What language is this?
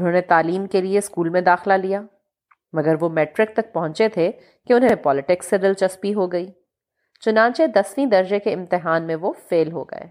Urdu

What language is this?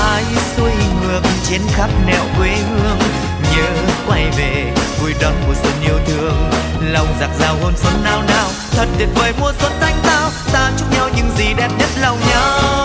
Vietnamese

